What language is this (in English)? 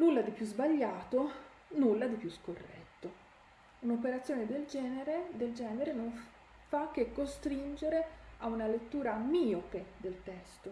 Italian